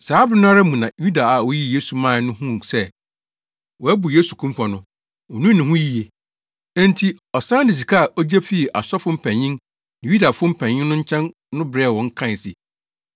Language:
Akan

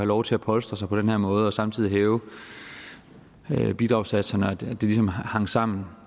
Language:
Danish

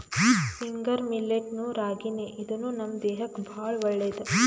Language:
Kannada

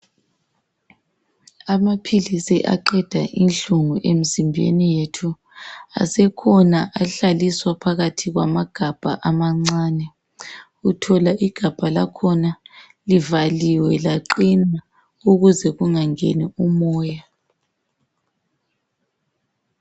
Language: North Ndebele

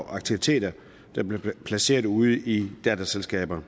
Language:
Danish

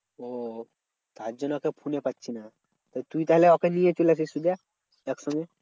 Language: Bangla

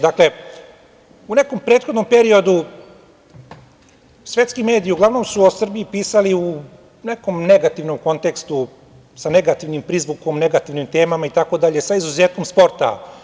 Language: Serbian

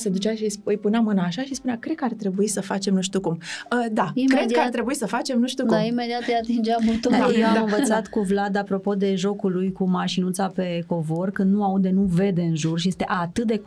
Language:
Romanian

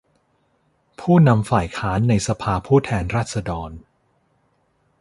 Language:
Thai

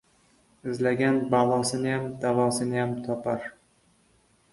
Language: Uzbek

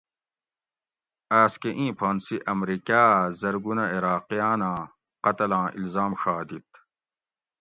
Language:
Gawri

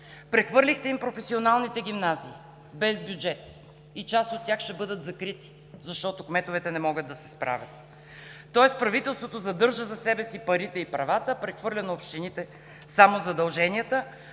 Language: Bulgarian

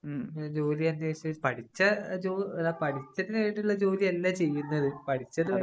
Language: Malayalam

